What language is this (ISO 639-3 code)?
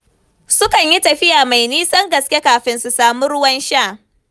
hau